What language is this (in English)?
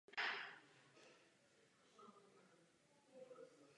Czech